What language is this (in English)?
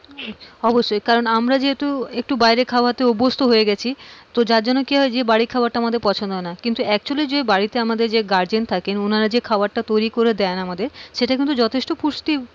Bangla